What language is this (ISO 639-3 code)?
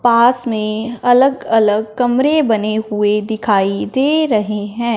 hin